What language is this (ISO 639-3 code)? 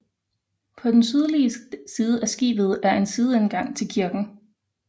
dan